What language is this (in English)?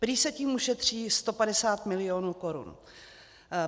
Czech